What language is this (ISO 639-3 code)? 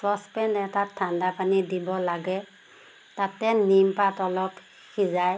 asm